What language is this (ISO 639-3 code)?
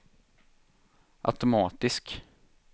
swe